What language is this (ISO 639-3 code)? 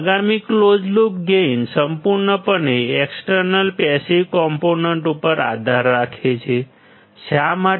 guj